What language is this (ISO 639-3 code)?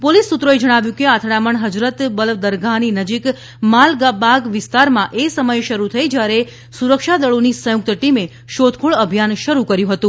guj